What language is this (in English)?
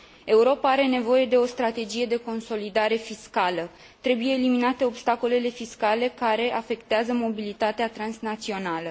Romanian